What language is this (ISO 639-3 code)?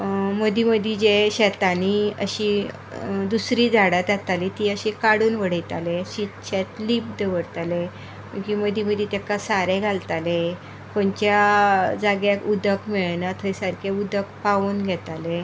kok